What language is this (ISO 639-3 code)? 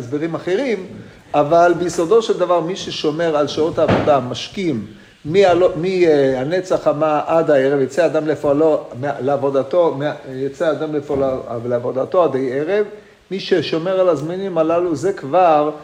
heb